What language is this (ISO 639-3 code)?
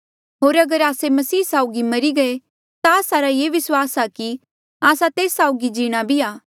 mjl